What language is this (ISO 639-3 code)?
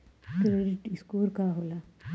bho